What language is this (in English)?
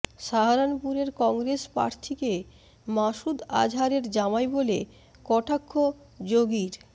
Bangla